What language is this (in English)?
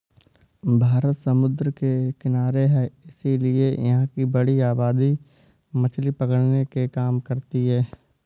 Hindi